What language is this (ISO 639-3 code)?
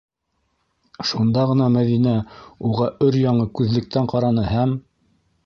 bak